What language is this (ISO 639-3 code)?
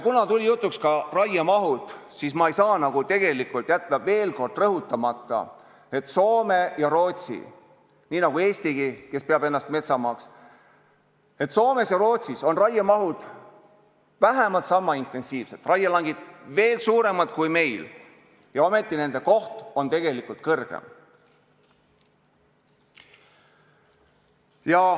est